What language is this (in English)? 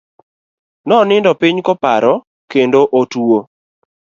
Luo (Kenya and Tanzania)